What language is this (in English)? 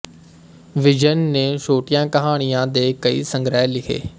Punjabi